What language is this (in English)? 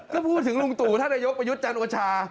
Thai